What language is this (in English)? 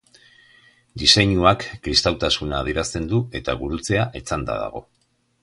Basque